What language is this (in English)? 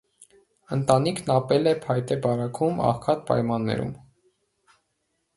Armenian